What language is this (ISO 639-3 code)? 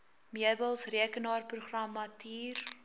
afr